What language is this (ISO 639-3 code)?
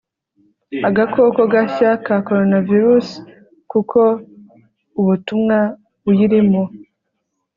kin